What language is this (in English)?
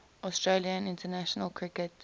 English